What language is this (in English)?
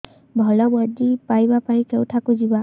Odia